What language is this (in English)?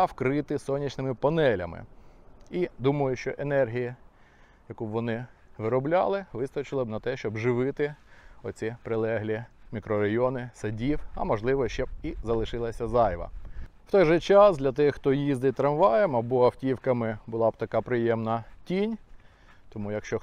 Ukrainian